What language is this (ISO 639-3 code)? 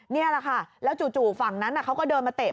tha